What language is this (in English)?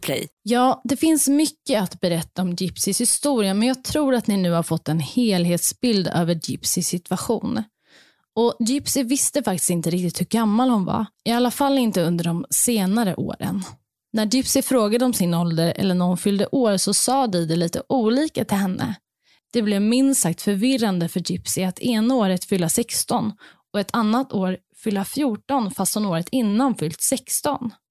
Swedish